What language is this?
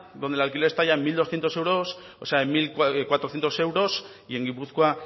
Spanish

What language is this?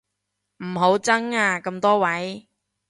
Cantonese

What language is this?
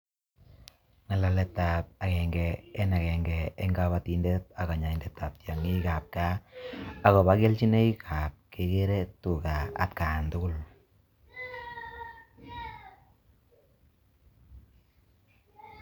Kalenjin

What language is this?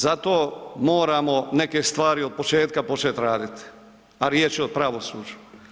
Croatian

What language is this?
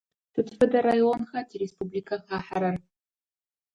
Adyghe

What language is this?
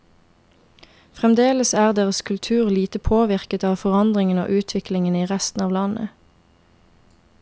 Norwegian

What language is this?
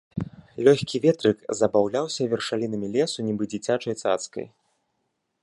Belarusian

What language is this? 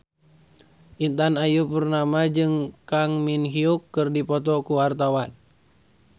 Sundanese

